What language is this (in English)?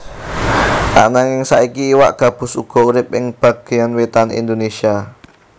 Javanese